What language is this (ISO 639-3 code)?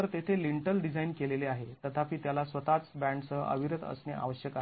mar